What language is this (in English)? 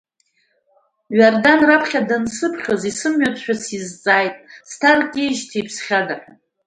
Abkhazian